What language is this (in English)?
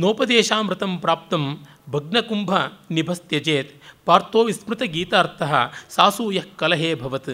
Kannada